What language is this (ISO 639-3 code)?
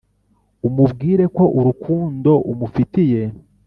kin